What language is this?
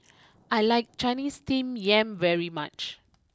English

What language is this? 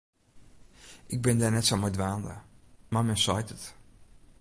Western Frisian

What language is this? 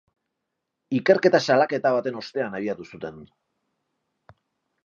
Basque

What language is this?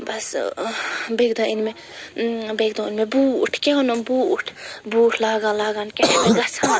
Kashmiri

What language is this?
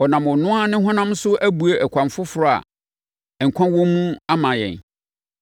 Akan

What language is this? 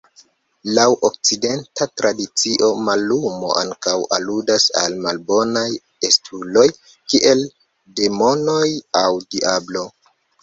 Esperanto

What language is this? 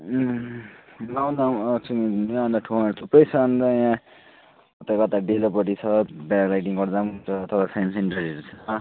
Nepali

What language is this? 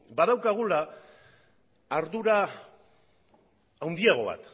Basque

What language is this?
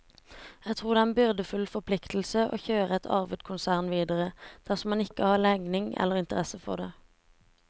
Norwegian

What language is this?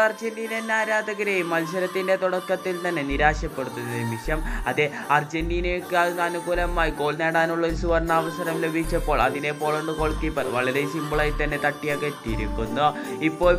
Arabic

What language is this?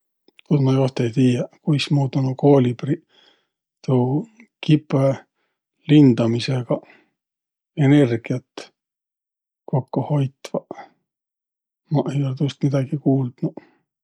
Võro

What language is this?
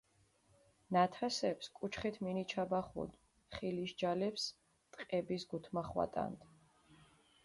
Mingrelian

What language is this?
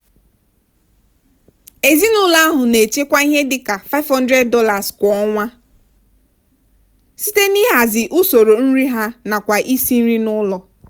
Igbo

